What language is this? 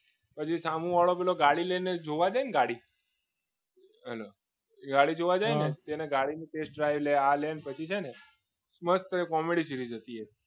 Gujarati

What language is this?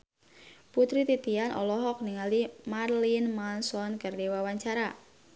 Sundanese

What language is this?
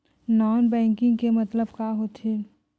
Chhattisgarhi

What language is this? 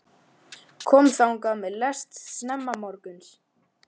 Icelandic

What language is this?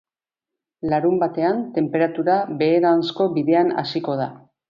Basque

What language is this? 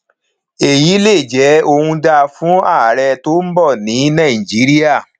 Yoruba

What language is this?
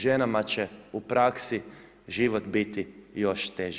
Croatian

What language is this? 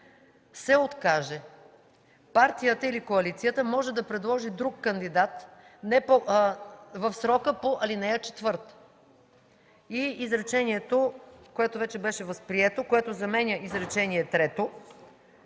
Bulgarian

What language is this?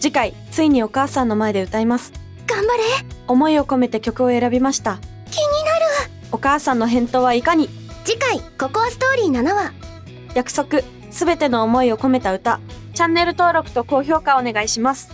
Japanese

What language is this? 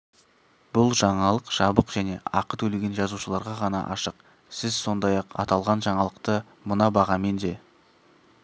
Kazakh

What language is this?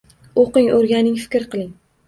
Uzbek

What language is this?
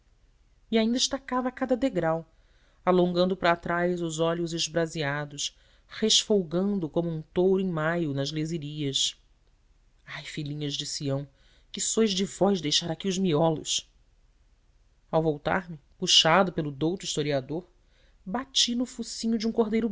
Portuguese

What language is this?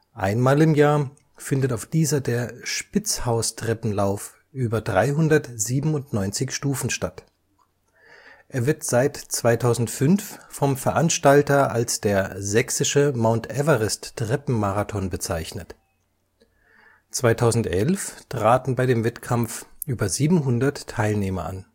German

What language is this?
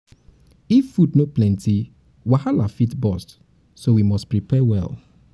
Nigerian Pidgin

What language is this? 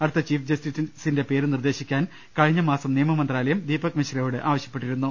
Malayalam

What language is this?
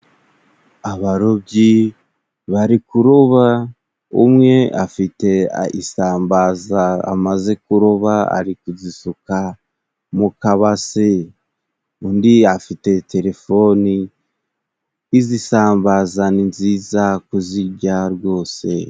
Kinyarwanda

